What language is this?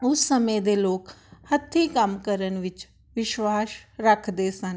Punjabi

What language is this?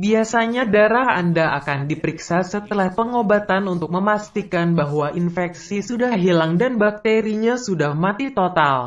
Indonesian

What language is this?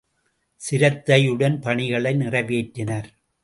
Tamil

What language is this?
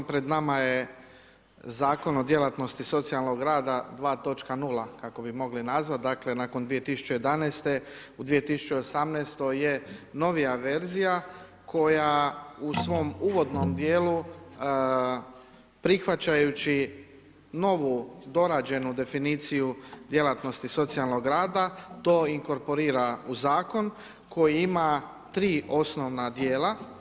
Croatian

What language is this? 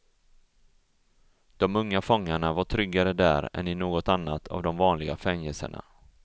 Swedish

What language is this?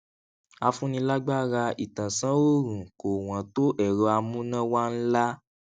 Yoruba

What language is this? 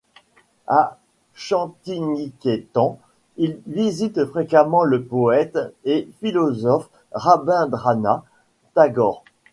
French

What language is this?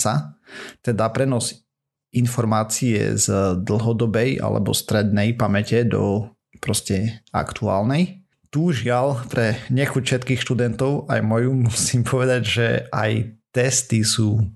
Slovak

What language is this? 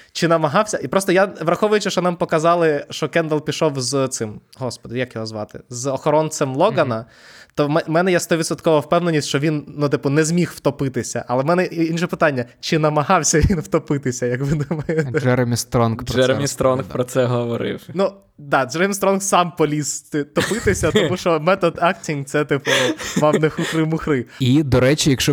Ukrainian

